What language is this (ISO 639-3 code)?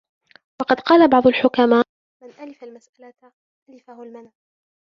ara